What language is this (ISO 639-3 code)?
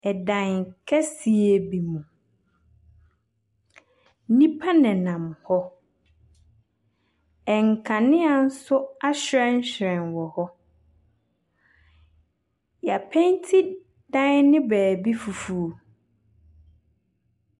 aka